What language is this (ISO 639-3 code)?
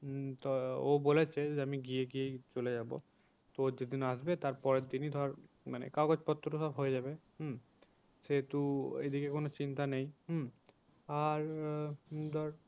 ben